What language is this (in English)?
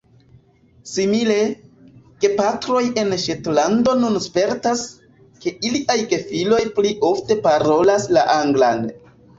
Esperanto